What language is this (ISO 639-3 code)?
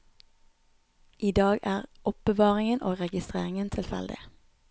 nor